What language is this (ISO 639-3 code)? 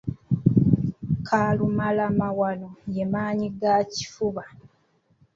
lug